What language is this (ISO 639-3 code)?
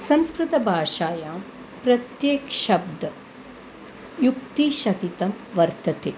san